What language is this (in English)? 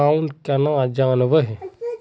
Magahi